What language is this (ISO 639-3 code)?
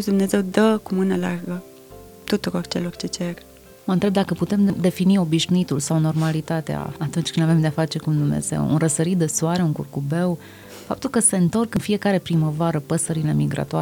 ron